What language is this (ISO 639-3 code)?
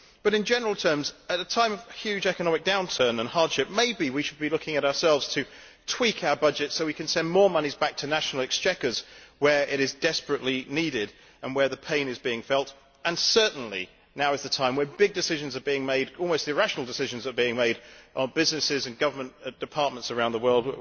eng